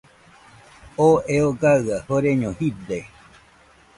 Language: Nüpode Huitoto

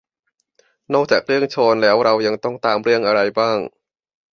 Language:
Thai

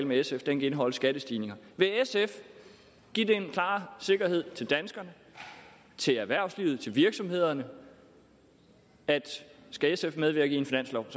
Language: Danish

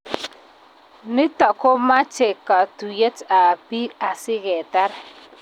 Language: Kalenjin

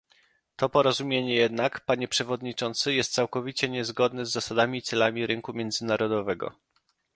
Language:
Polish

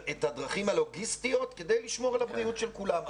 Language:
Hebrew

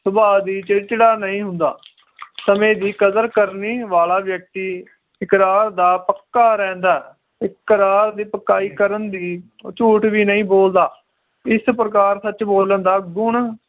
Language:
Punjabi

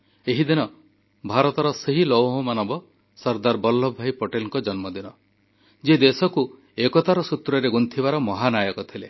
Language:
Odia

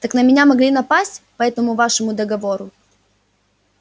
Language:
Russian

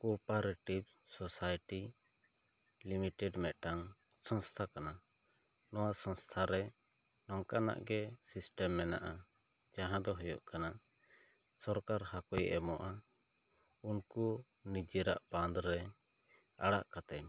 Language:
Santali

